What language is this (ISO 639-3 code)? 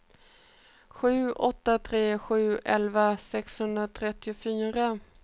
swe